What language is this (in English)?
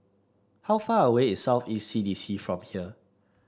English